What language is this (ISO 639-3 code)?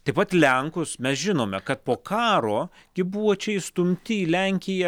lit